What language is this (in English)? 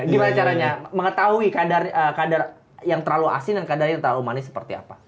Indonesian